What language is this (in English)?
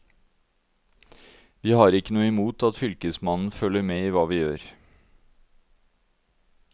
Norwegian